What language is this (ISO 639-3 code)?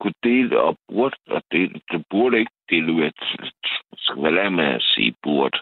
dan